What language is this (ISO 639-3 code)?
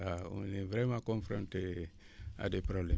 wol